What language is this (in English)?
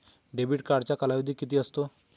Marathi